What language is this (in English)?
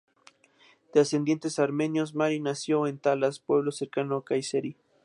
Spanish